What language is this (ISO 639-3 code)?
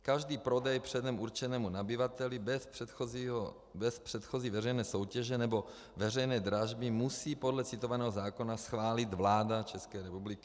ces